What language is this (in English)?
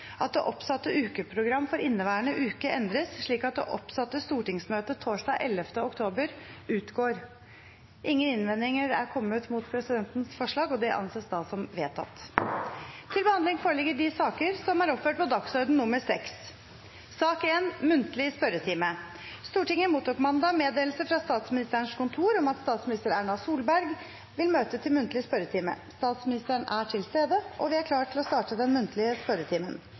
Norwegian Bokmål